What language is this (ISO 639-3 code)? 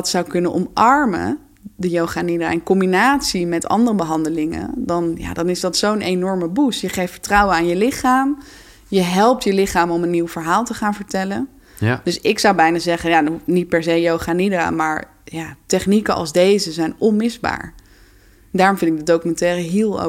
nld